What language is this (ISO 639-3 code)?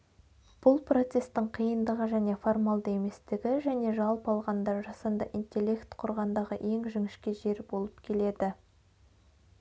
kaz